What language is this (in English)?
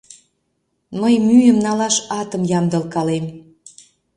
Mari